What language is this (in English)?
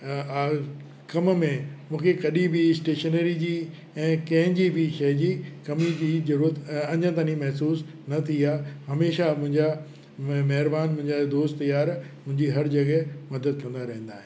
Sindhi